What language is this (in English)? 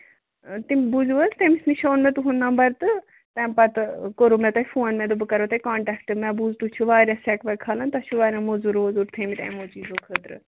Kashmiri